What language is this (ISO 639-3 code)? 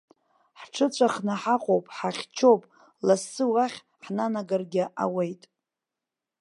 abk